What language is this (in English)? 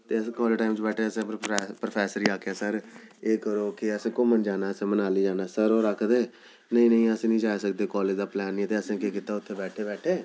Dogri